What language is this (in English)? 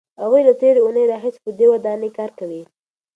Pashto